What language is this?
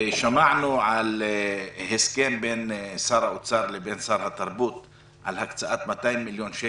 Hebrew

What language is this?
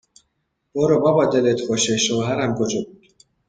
Persian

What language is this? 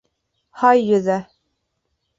Bashkir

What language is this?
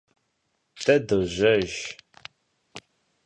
Kabardian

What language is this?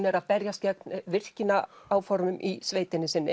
Icelandic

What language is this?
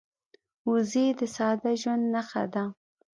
Pashto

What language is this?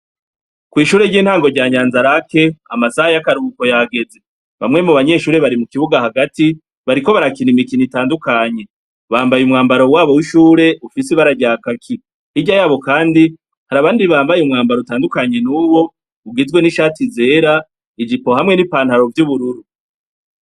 Rundi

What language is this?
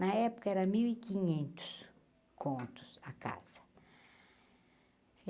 Portuguese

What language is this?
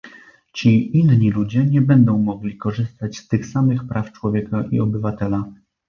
Polish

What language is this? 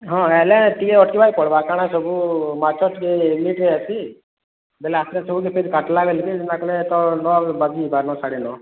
Odia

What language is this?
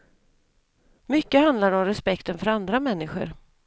Swedish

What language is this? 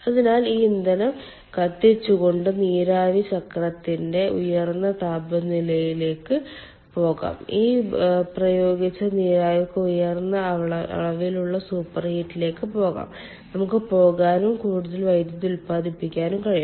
Malayalam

